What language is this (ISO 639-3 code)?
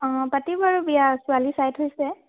asm